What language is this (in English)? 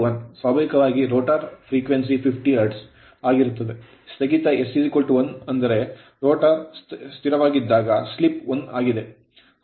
Kannada